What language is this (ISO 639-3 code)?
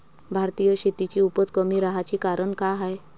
mar